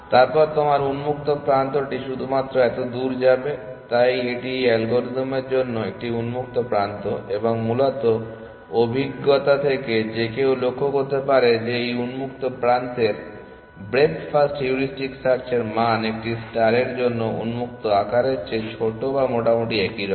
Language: Bangla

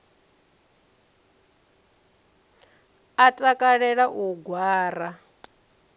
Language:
Venda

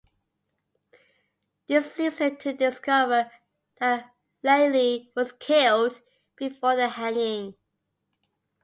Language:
English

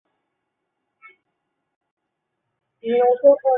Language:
Chinese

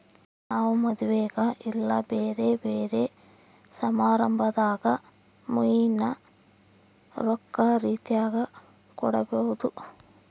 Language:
Kannada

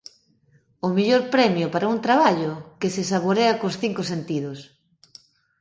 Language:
Galician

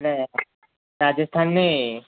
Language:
Gujarati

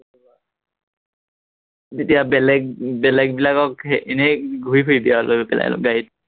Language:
Assamese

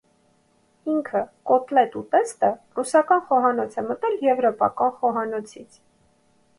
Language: Armenian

